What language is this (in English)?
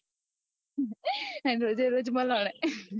Gujarati